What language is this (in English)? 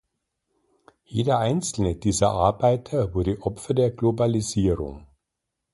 German